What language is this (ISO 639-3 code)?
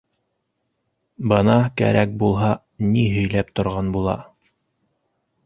bak